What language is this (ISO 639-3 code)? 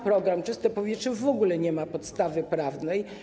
pol